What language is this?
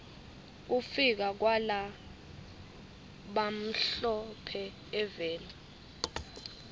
Swati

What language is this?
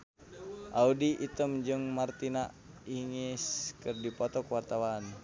Sundanese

